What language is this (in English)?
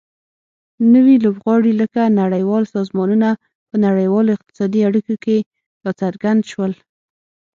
Pashto